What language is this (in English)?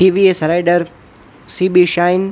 Gujarati